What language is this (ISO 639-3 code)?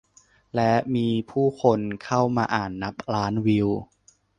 tha